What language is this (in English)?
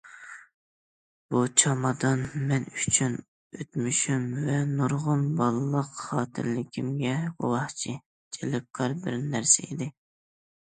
Uyghur